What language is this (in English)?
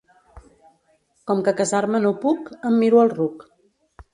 Catalan